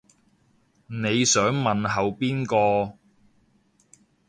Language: Cantonese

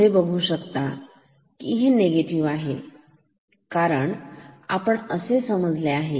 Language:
Marathi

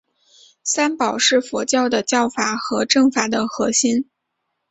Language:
Chinese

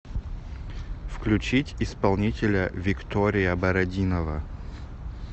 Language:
Russian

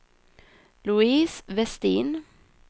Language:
Swedish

